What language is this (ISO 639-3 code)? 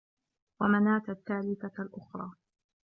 ara